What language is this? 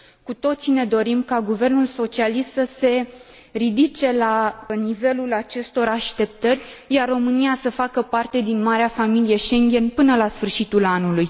Romanian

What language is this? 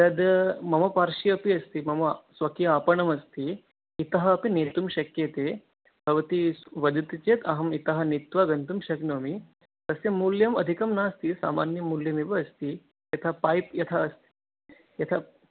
Sanskrit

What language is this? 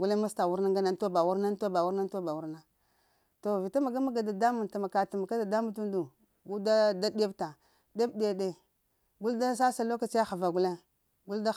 Lamang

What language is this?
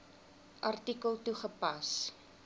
Afrikaans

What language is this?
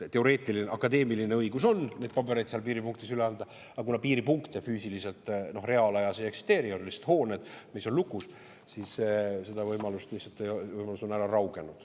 Estonian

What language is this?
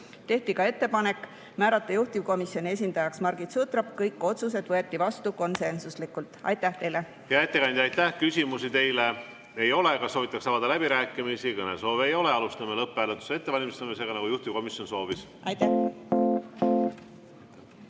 Estonian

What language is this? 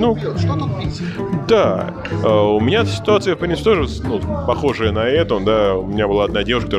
Russian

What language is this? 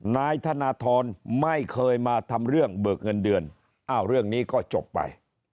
Thai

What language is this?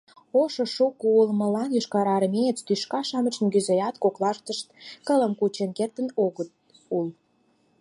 Mari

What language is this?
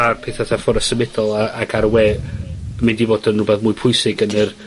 Welsh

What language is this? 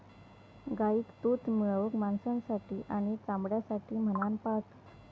Marathi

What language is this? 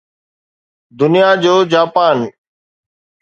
Sindhi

